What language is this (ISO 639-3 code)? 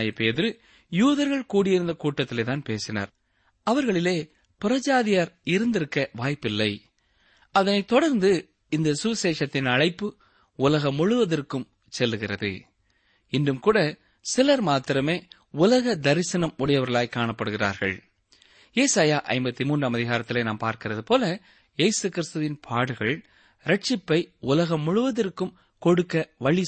tam